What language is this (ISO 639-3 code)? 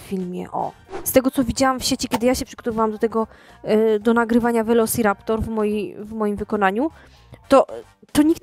pol